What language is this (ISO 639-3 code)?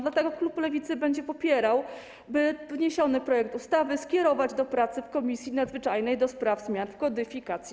pol